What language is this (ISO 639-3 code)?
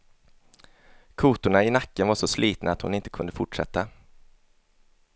swe